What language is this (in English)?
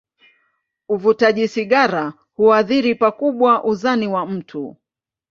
Swahili